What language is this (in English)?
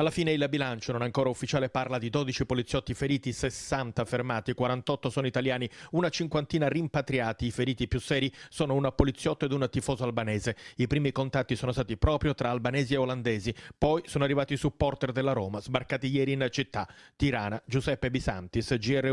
Italian